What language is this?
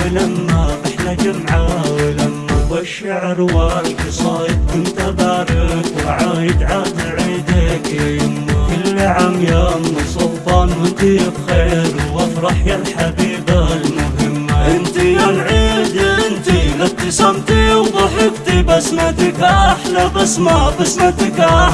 Arabic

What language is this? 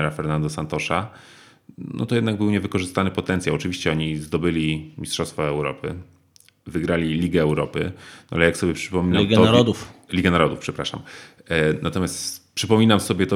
Polish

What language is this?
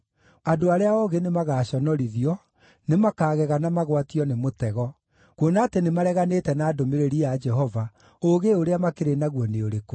Kikuyu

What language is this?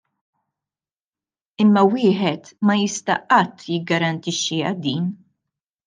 Maltese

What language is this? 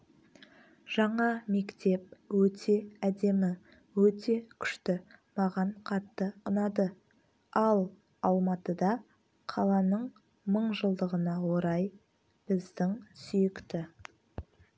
Kazakh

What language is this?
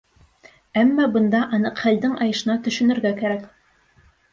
Bashkir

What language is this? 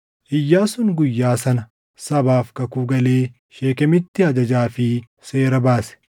Oromo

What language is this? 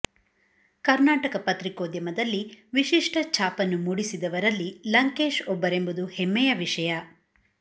Kannada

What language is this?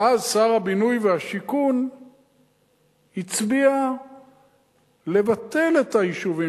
Hebrew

